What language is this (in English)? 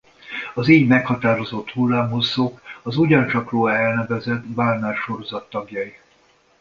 Hungarian